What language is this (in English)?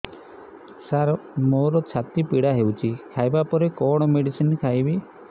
Odia